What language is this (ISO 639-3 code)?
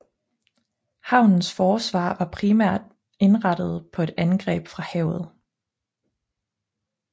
dan